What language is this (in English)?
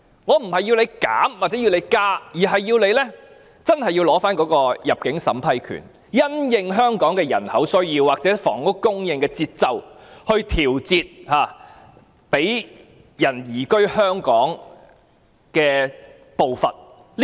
Cantonese